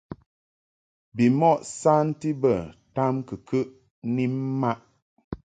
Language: Mungaka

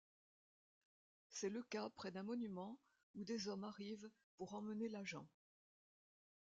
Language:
French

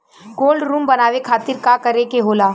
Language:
Bhojpuri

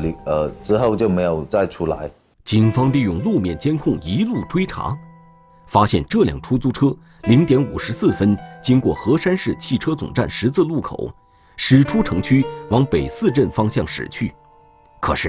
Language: Chinese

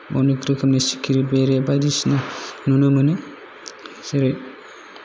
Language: Bodo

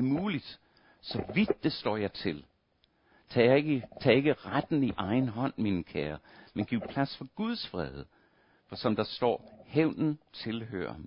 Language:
Danish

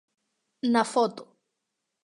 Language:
Galician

